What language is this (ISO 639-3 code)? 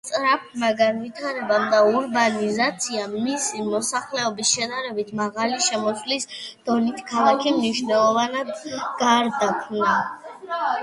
kat